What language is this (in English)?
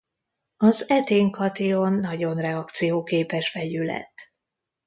Hungarian